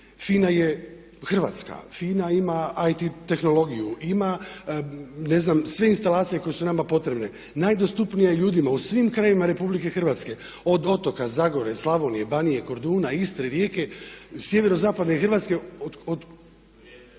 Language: Croatian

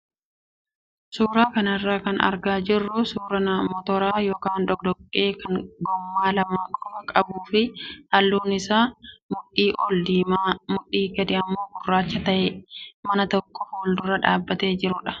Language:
Oromo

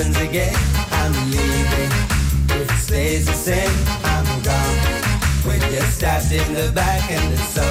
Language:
Dutch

